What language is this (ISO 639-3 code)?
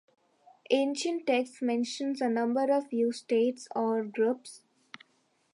eng